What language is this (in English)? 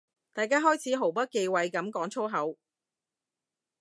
Cantonese